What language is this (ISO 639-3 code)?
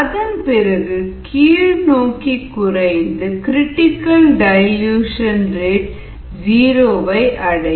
tam